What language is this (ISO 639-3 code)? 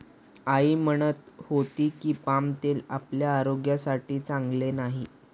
mar